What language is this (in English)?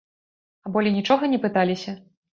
Belarusian